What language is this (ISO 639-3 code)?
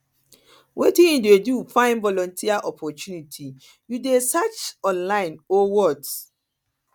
pcm